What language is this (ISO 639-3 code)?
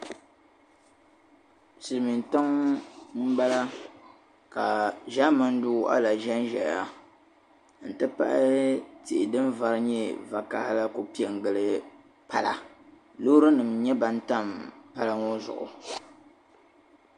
dag